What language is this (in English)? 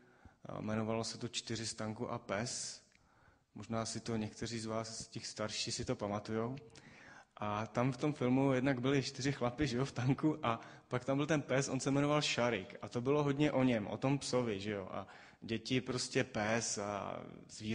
Czech